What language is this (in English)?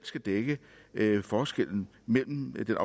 Danish